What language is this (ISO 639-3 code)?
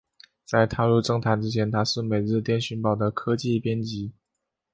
zho